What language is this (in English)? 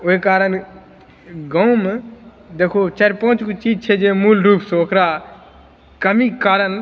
Maithili